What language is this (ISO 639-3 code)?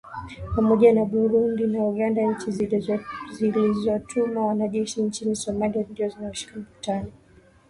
swa